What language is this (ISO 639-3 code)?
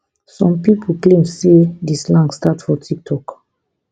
pcm